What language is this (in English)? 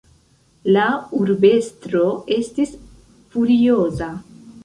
Esperanto